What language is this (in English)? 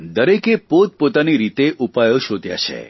Gujarati